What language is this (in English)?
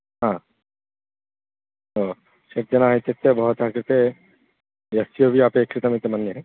Sanskrit